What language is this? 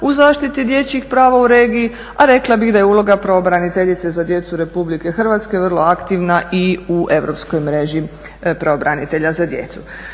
Croatian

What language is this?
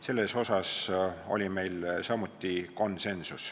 Estonian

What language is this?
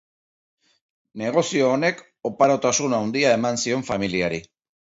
Basque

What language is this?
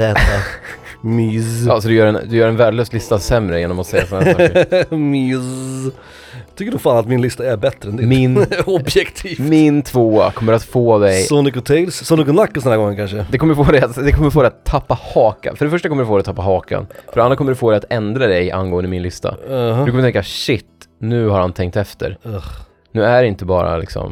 Swedish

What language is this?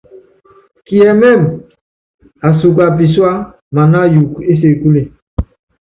Yangben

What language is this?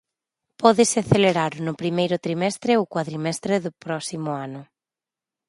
Galician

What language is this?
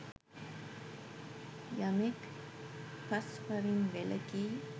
Sinhala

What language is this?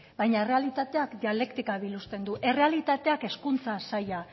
Basque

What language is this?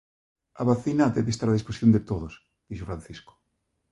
Galician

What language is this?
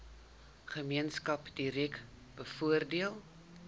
Afrikaans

